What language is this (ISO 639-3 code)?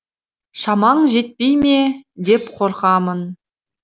kaz